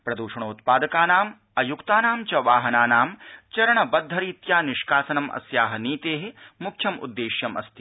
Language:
Sanskrit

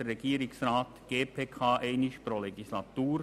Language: Swiss German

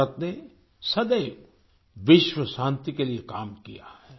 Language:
Hindi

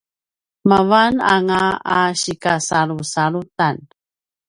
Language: Paiwan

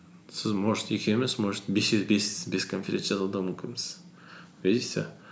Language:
Kazakh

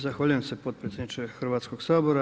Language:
Croatian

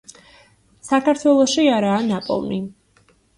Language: Georgian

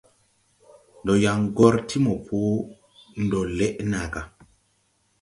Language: Tupuri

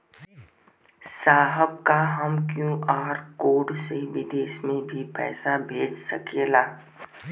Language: Bhojpuri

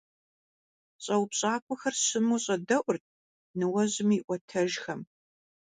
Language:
Kabardian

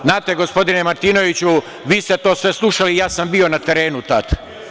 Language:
Serbian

